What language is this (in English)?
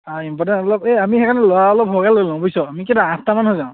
Assamese